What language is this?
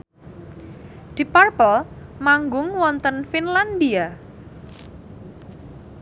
Javanese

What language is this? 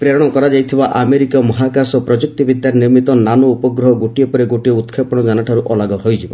Odia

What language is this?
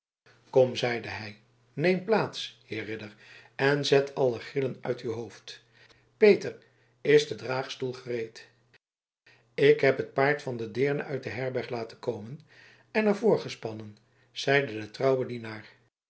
Dutch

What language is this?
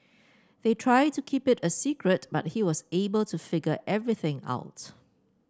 English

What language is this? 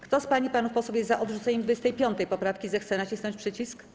Polish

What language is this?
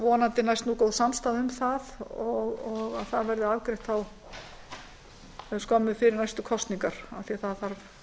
Icelandic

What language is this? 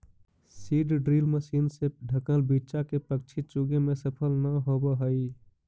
Magahi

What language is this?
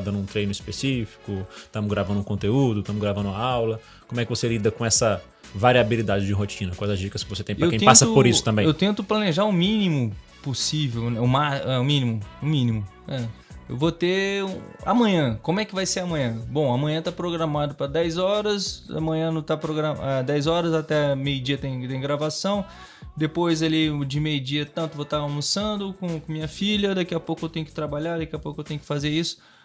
Portuguese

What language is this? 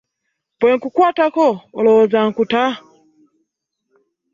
Ganda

